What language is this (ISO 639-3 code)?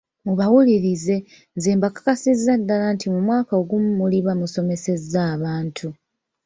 lug